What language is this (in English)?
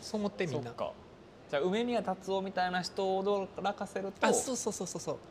Japanese